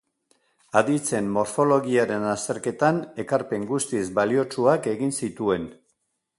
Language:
Basque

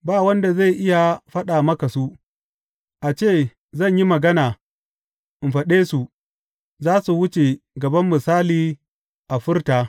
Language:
Hausa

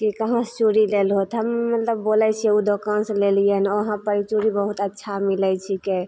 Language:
Maithili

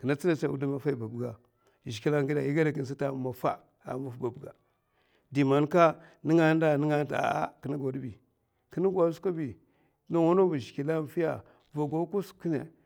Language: Mafa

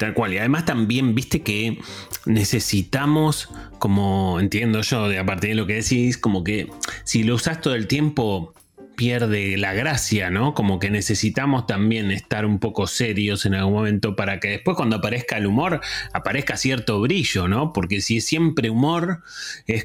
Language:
Spanish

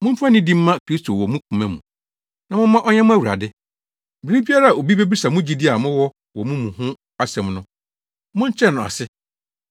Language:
Akan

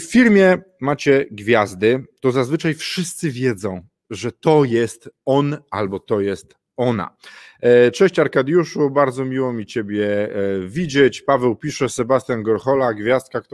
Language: Polish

